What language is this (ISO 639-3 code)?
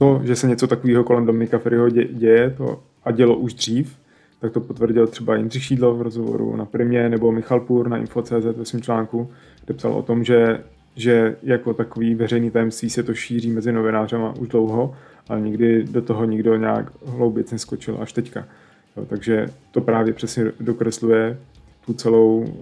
ces